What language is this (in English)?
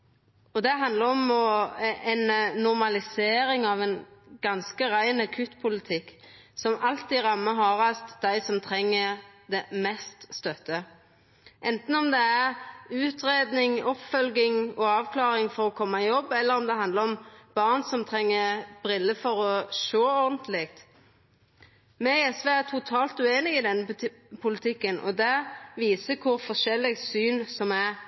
Norwegian Nynorsk